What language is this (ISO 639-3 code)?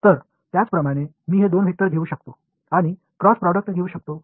mar